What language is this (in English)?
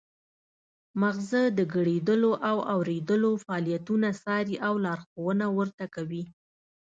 Pashto